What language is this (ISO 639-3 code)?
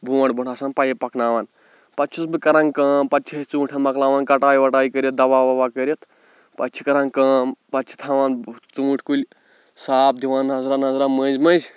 kas